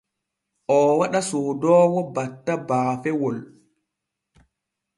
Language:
Borgu Fulfulde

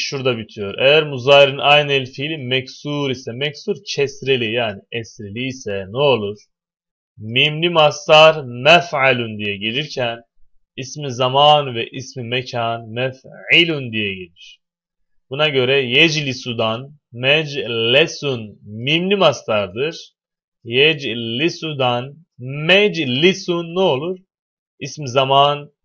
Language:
Turkish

